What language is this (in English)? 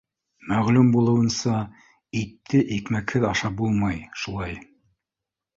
Bashkir